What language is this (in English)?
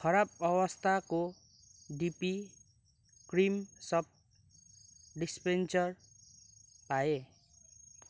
Nepali